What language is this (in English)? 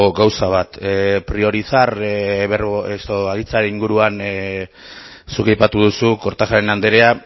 Basque